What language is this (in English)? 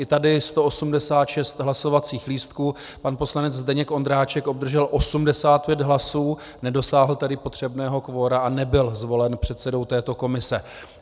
Czech